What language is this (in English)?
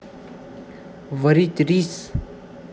Russian